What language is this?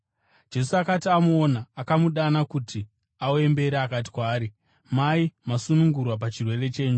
Shona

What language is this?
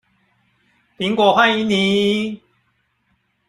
Chinese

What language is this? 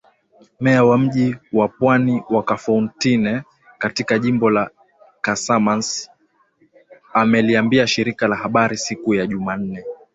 Swahili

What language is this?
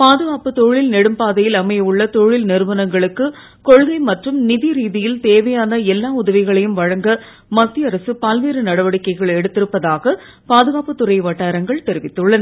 Tamil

